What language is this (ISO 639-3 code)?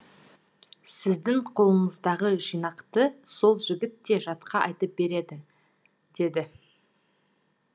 kaz